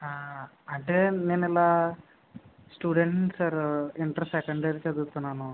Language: Telugu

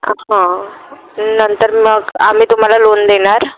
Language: Marathi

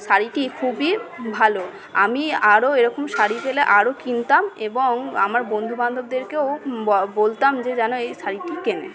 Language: Bangla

